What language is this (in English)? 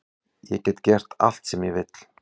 Icelandic